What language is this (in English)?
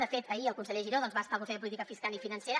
Catalan